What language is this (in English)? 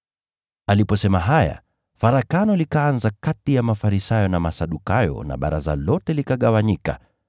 Swahili